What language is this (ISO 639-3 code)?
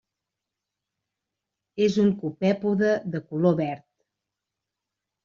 cat